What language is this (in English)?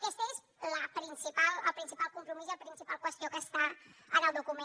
Catalan